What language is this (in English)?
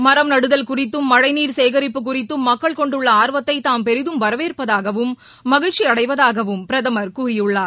Tamil